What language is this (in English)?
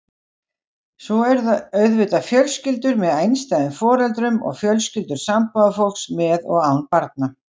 Icelandic